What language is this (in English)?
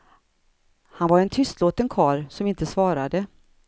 Swedish